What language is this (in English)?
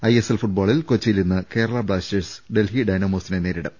Malayalam